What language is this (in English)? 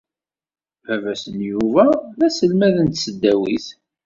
Kabyle